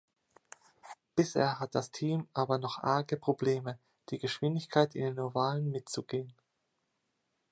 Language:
German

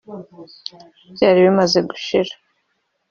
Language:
Kinyarwanda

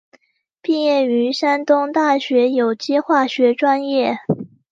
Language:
Chinese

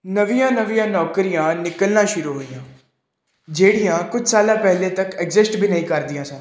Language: Punjabi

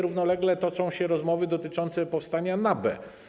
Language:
Polish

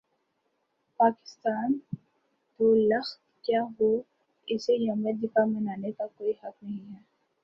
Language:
Urdu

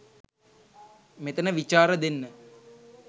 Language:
Sinhala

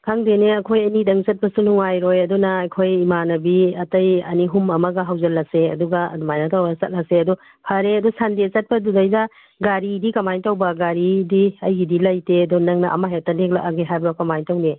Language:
Manipuri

